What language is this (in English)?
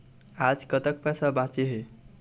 Chhattisgarhi